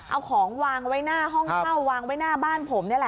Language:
Thai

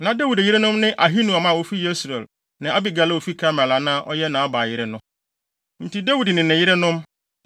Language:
Akan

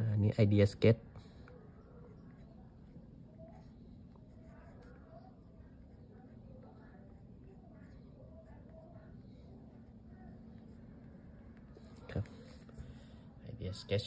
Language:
Thai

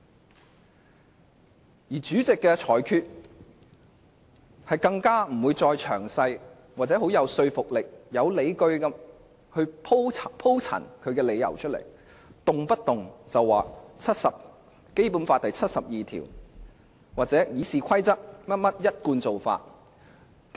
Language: Cantonese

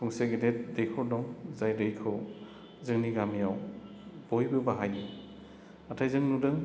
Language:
Bodo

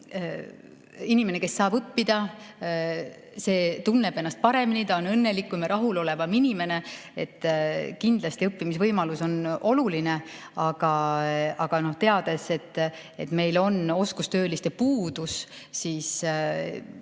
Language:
Estonian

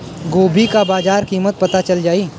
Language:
Bhojpuri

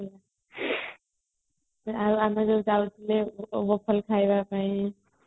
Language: Odia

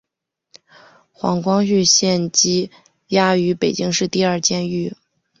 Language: Chinese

